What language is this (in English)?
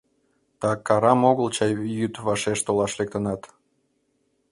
Mari